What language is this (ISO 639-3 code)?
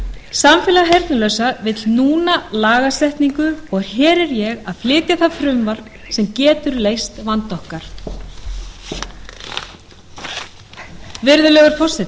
isl